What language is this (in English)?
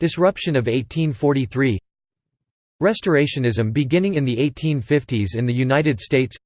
English